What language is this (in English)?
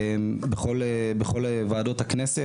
Hebrew